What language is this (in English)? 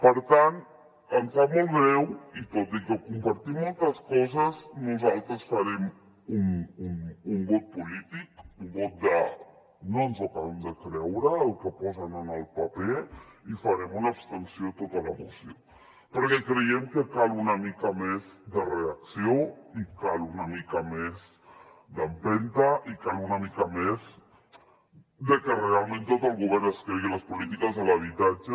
Catalan